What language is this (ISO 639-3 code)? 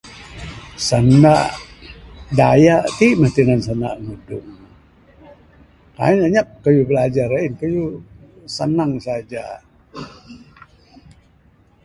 sdo